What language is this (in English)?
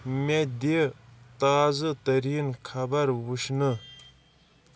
Kashmiri